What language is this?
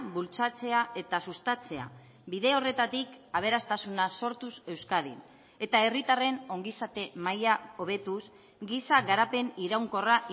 Basque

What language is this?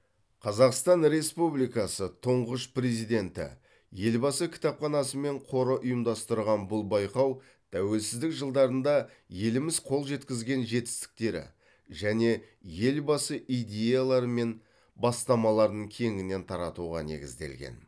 Kazakh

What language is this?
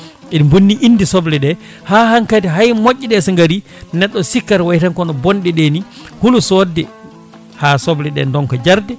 Fula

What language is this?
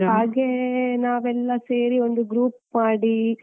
Kannada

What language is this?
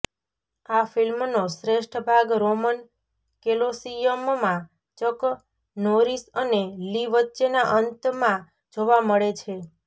Gujarati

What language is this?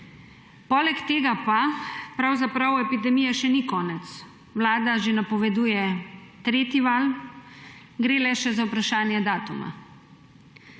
Slovenian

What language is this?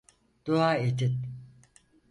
Turkish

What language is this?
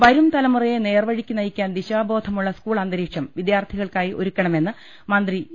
Malayalam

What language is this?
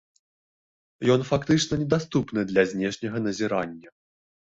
Belarusian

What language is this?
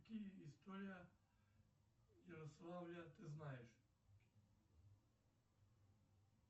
Russian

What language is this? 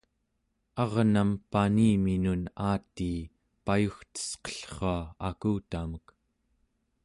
Central Yupik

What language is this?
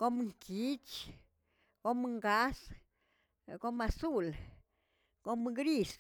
Tilquiapan Zapotec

